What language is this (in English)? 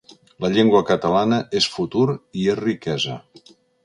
Catalan